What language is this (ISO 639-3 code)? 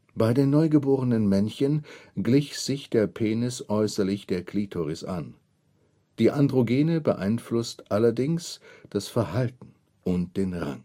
deu